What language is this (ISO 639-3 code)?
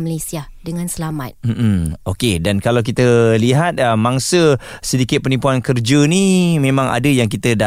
msa